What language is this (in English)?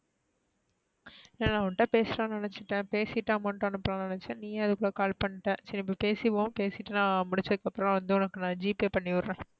Tamil